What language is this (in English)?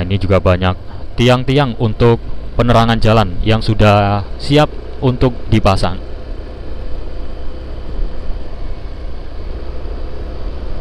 Indonesian